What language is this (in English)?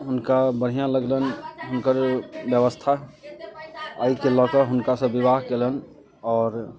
Maithili